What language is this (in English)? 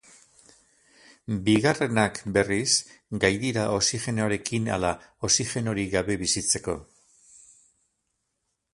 Basque